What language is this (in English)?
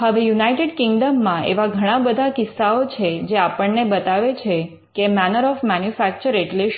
Gujarati